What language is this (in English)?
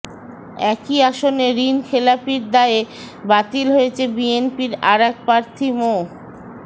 Bangla